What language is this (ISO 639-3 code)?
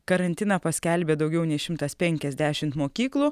lit